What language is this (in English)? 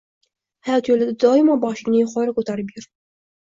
Uzbek